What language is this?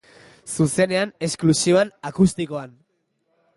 Basque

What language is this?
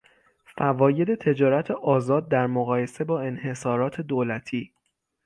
Persian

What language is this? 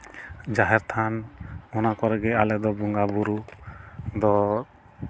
Santali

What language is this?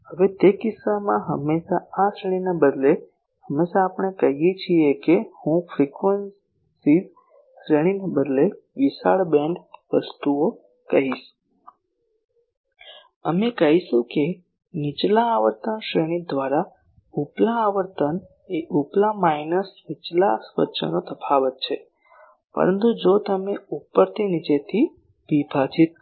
Gujarati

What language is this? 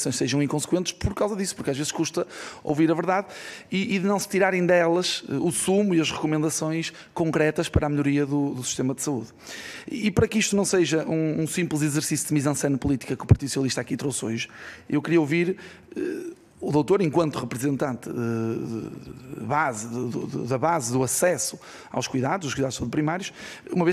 Portuguese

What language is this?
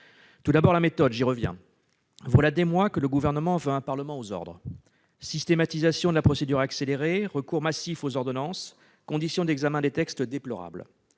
French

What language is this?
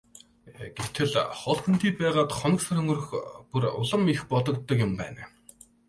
Mongolian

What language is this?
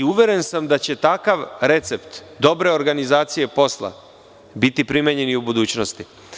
Serbian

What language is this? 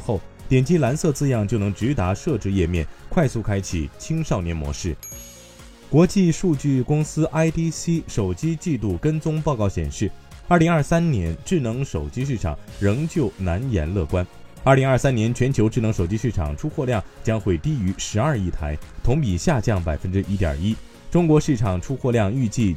Chinese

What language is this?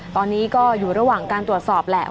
Thai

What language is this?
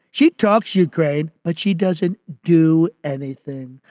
English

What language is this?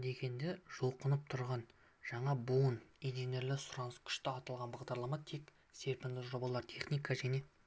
Kazakh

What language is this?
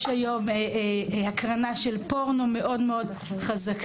Hebrew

